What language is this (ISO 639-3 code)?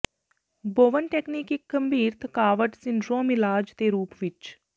pan